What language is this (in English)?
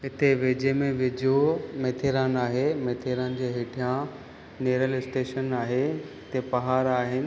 Sindhi